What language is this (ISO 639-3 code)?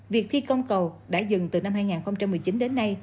vie